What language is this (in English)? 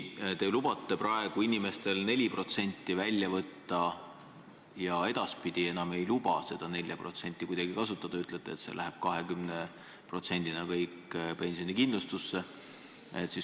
Estonian